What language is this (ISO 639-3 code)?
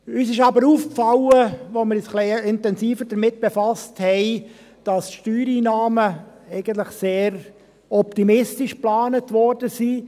gsw